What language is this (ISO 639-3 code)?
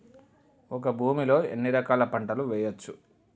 tel